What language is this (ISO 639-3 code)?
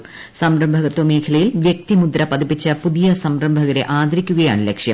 mal